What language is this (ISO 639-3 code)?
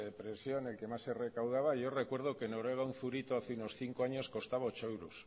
spa